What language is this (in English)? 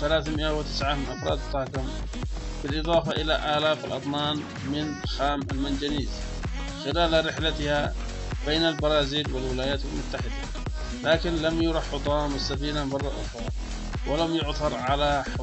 Arabic